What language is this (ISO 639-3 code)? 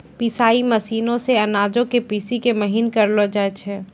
mai